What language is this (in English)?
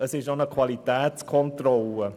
Swiss German